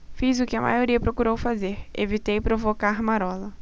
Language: Portuguese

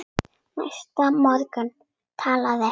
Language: Icelandic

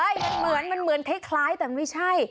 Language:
Thai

